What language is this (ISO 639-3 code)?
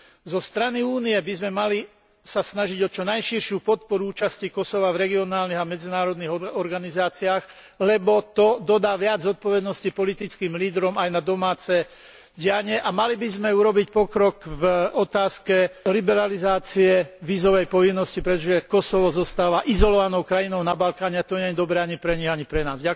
slk